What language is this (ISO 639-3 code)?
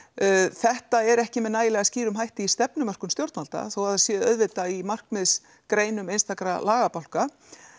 isl